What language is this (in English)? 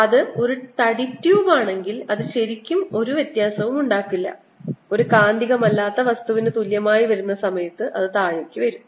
Malayalam